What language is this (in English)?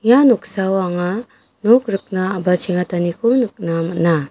Garo